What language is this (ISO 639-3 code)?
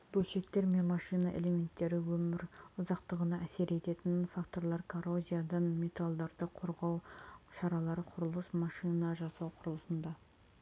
kaz